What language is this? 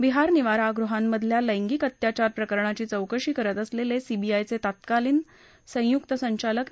Marathi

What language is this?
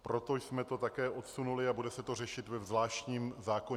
Czech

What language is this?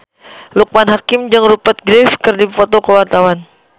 Sundanese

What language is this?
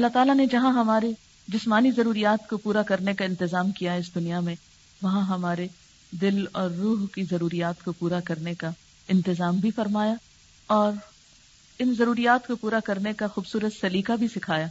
Urdu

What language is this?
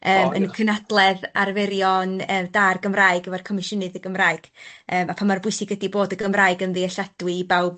Welsh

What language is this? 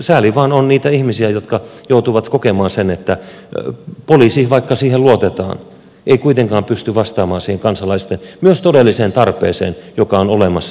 Finnish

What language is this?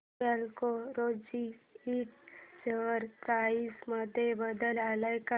Marathi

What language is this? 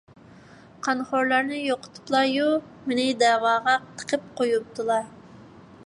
Uyghur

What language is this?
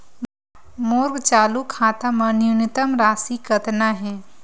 Chhattisgarhi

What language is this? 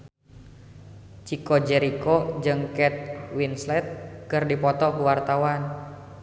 Sundanese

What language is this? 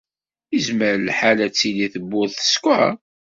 Kabyle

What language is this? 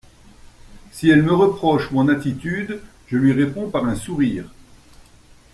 French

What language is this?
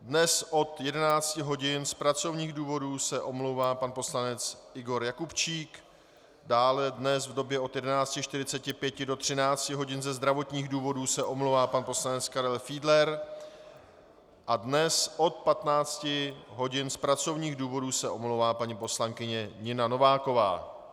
Czech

